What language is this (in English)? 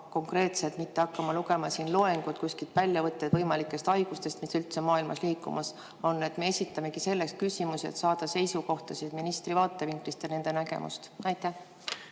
Estonian